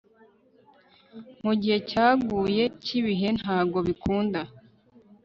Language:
Kinyarwanda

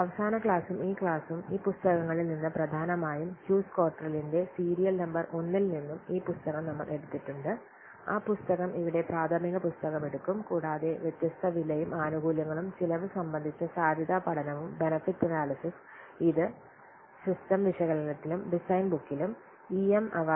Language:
Malayalam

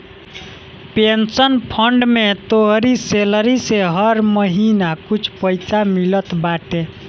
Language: Bhojpuri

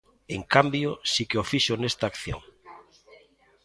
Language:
Galician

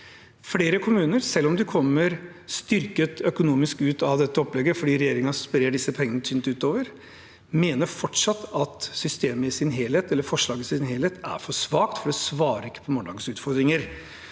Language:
Norwegian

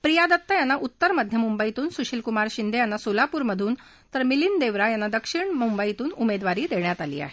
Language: Marathi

